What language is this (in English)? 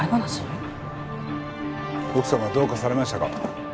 Japanese